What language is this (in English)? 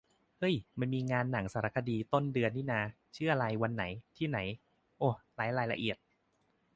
Thai